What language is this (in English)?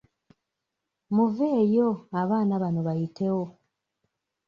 Ganda